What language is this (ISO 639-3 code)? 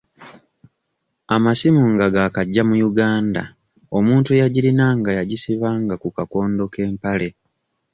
lug